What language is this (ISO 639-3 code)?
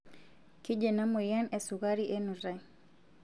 mas